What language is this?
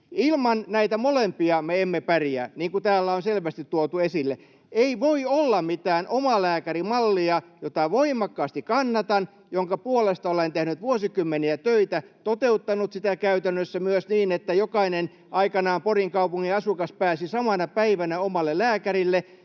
Finnish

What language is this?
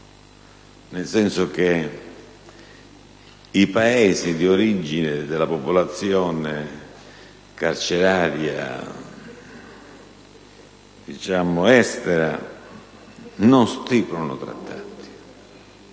Italian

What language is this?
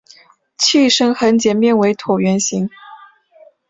Chinese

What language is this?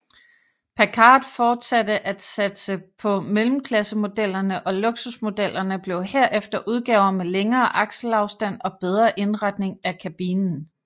Danish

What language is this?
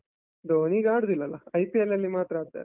Kannada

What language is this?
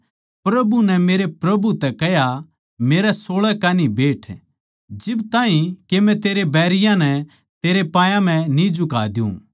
Haryanvi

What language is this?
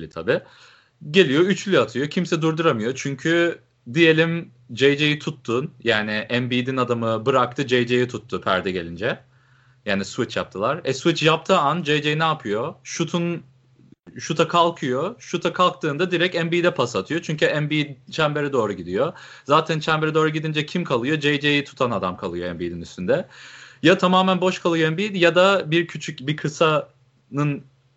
Turkish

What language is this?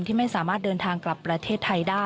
Thai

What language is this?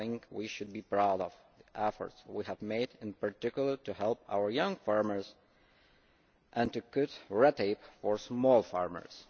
English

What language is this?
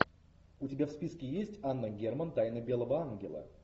Russian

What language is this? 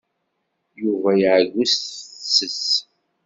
Kabyle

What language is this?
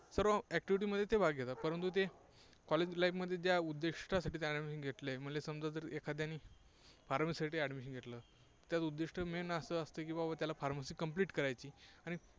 Marathi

